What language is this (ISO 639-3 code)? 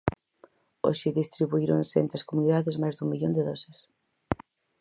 glg